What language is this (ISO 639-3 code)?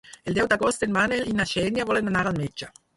cat